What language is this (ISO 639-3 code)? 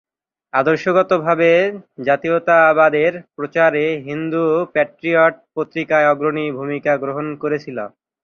ben